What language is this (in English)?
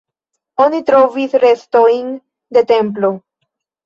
Esperanto